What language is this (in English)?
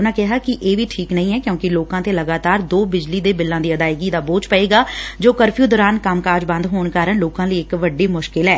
Punjabi